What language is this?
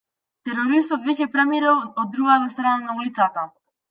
Macedonian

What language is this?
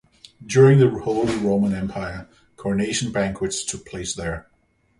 English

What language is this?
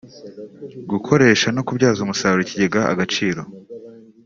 Kinyarwanda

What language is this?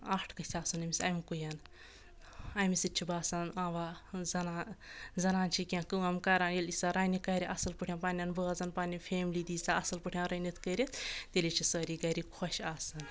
Kashmiri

